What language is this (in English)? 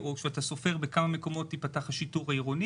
Hebrew